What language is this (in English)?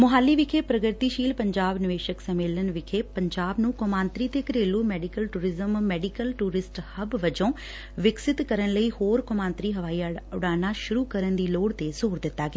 Punjabi